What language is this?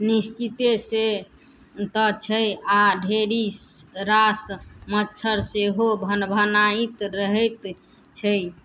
Maithili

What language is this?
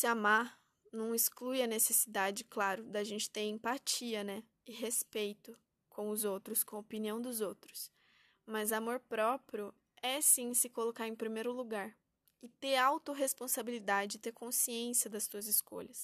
Portuguese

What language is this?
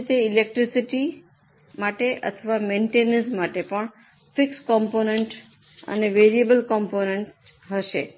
Gujarati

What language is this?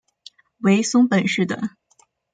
Chinese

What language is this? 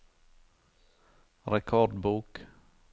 Norwegian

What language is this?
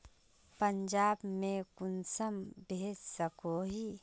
Magahi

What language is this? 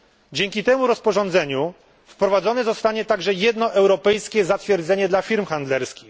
Polish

